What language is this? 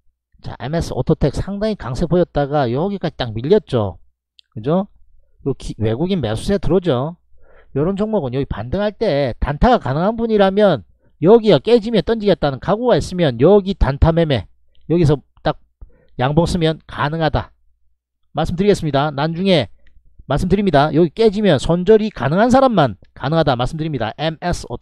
Korean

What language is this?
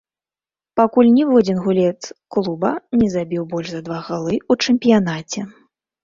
Belarusian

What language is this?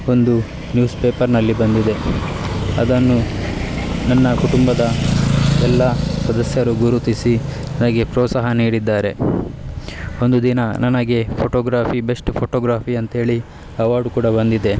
Kannada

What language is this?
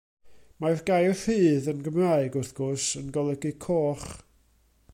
Welsh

